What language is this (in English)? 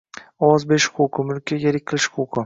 Uzbek